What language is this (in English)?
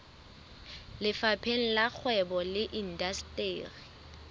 Southern Sotho